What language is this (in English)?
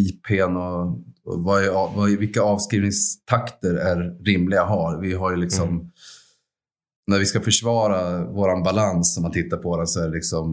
Swedish